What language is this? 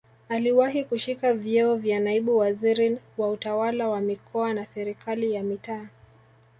Swahili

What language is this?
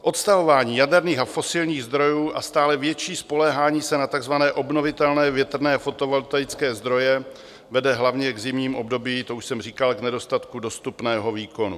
Czech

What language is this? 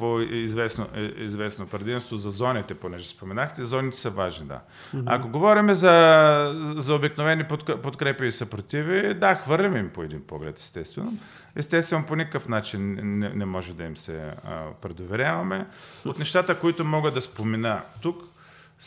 Bulgarian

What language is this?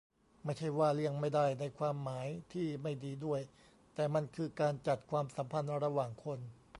Thai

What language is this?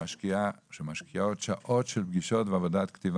Hebrew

